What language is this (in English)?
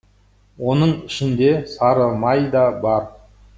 Kazakh